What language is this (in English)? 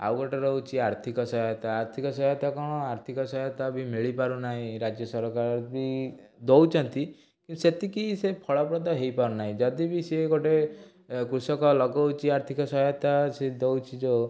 Odia